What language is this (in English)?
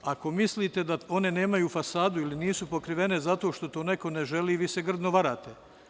Serbian